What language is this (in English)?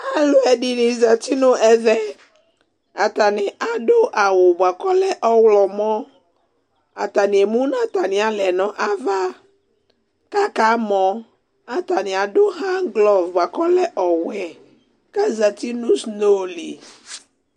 Ikposo